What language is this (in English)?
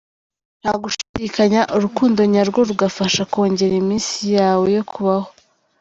Kinyarwanda